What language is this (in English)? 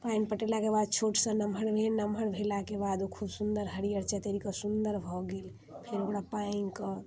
Maithili